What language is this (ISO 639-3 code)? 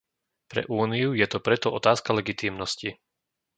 slk